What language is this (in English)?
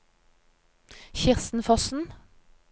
Norwegian